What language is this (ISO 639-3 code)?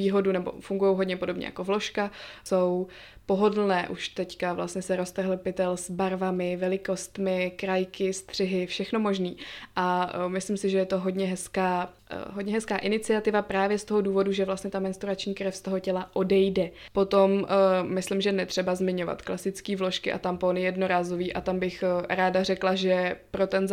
ces